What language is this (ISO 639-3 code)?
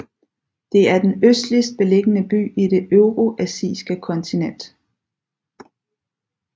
dan